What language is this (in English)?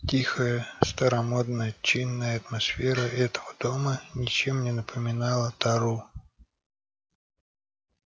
Russian